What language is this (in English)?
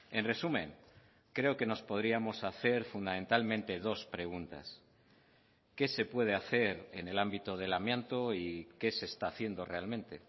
Spanish